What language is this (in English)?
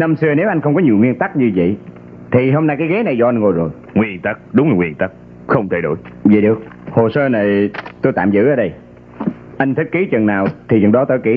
Vietnamese